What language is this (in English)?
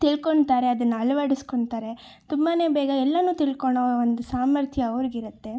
Kannada